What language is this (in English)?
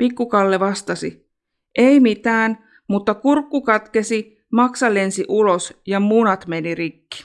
Finnish